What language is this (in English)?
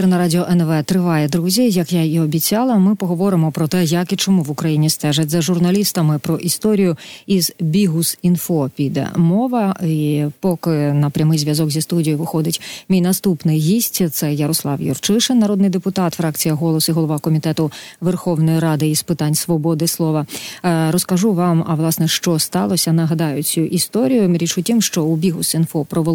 Ukrainian